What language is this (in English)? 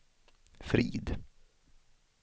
Swedish